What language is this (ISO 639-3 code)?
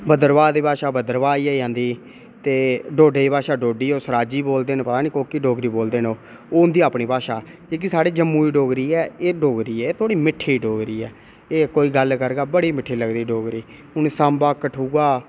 doi